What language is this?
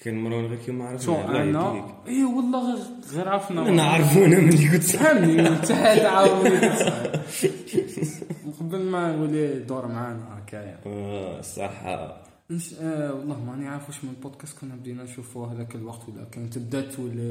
Arabic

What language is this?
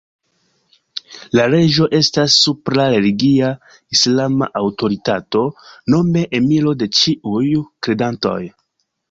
Esperanto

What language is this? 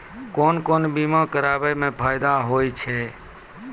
Maithili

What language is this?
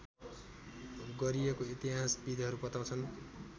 Nepali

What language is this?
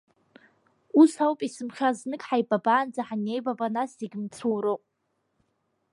Abkhazian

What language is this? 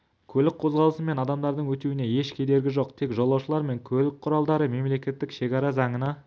Kazakh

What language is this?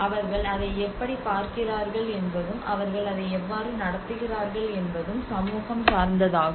Tamil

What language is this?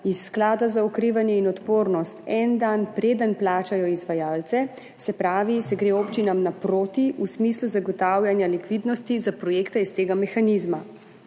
Slovenian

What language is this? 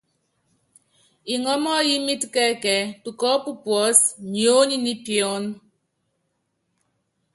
Yangben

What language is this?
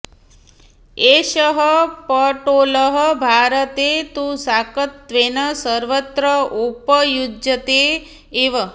Sanskrit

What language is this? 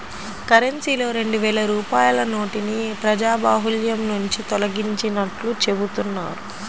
Telugu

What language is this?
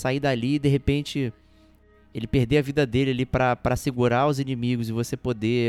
Portuguese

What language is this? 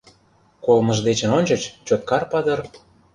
Mari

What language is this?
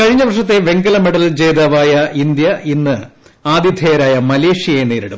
Malayalam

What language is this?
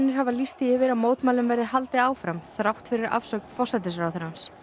Icelandic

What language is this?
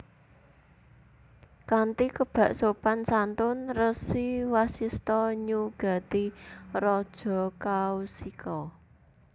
Javanese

